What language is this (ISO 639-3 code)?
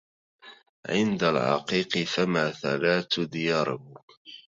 ara